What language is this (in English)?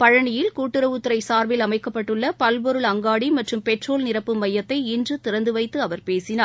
Tamil